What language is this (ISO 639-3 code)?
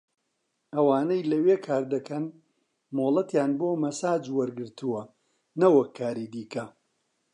ckb